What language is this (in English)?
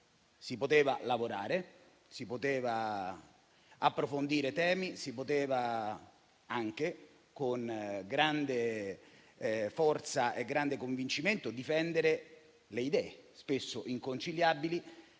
Italian